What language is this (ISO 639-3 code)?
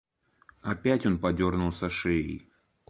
rus